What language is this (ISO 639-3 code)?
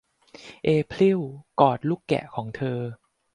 tha